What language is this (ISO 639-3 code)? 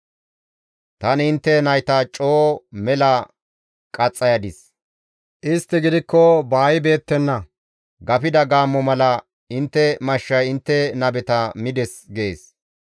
gmv